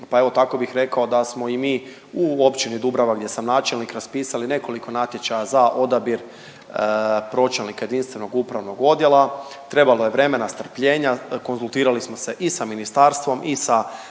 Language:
Croatian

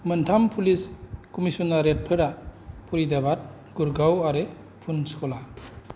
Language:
Bodo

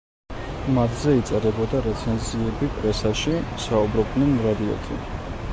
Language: Georgian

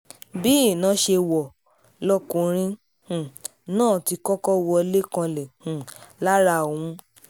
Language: Yoruba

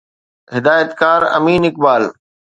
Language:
Sindhi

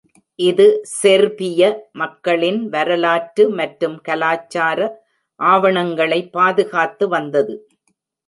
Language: Tamil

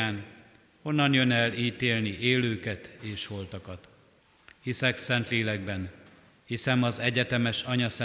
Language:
Hungarian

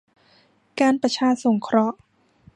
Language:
Thai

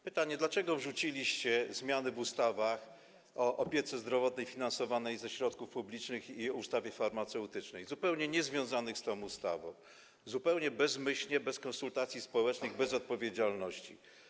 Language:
Polish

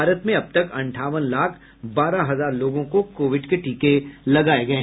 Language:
Hindi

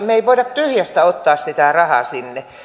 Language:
Finnish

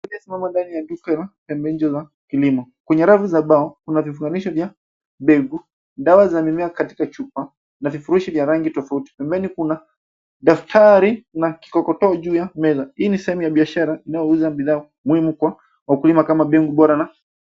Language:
Swahili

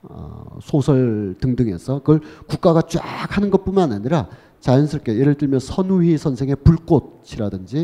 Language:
Korean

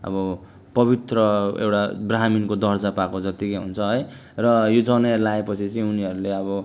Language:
Nepali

